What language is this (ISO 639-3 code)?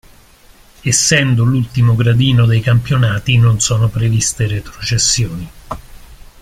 ita